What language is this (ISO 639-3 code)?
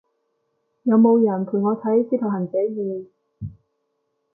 yue